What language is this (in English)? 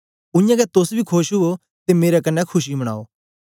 Dogri